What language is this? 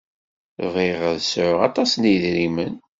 Kabyle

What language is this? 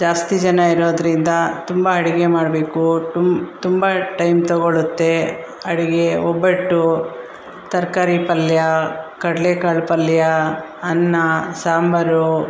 Kannada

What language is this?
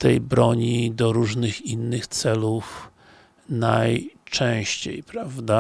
Polish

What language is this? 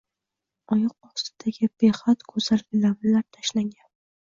Uzbek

